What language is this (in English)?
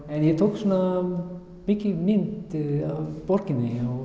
Icelandic